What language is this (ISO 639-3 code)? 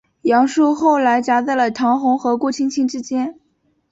zho